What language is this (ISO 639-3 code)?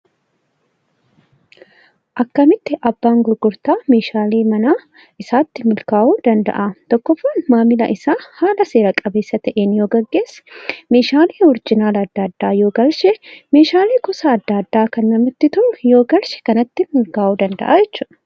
orm